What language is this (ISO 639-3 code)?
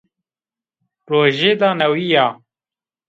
zza